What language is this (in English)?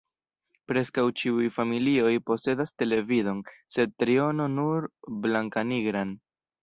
Esperanto